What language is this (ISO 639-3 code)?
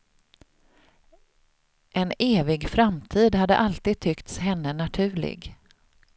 swe